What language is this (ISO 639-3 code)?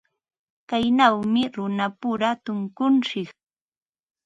qva